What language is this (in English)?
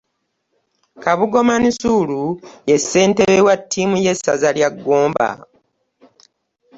Ganda